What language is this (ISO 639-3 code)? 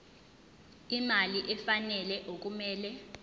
zul